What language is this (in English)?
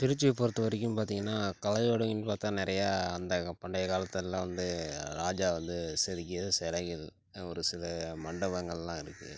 Tamil